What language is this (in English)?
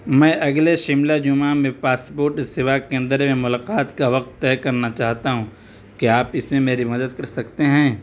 Urdu